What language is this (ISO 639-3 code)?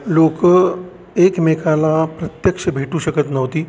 mar